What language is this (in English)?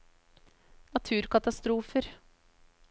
Norwegian